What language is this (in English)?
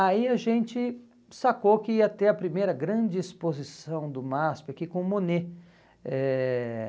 Portuguese